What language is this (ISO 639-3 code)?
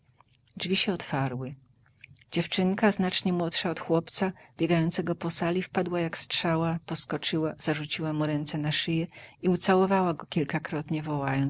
pol